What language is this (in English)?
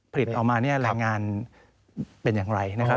Thai